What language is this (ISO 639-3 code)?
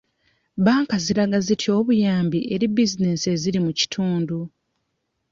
lug